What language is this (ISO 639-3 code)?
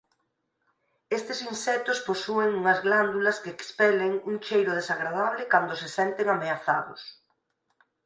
glg